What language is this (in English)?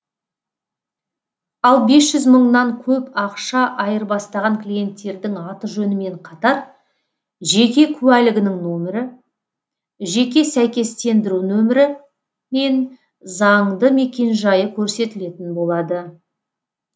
Kazakh